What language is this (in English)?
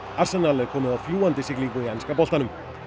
Icelandic